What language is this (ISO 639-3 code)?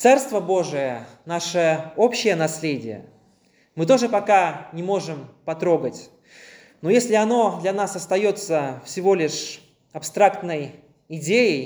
rus